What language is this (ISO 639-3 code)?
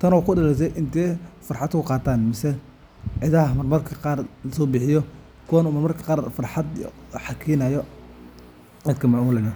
som